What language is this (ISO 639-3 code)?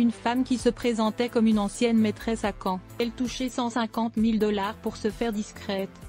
fra